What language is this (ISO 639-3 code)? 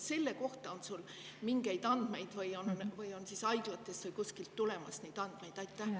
est